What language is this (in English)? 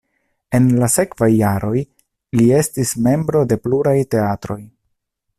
Esperanto